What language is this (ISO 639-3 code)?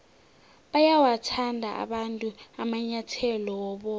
nbl